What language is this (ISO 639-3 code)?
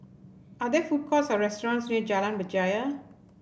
eng